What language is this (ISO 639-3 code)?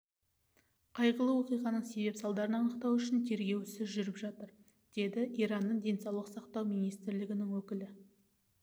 kaz